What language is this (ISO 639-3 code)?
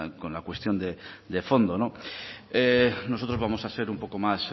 spa